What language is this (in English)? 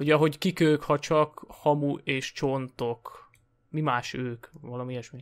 Hungarian